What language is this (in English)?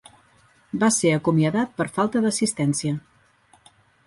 Catalan